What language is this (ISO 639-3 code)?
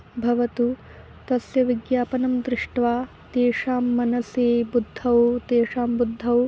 san